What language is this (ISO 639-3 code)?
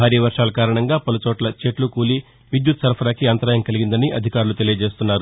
tel